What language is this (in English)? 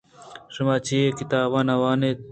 Eastern Balochi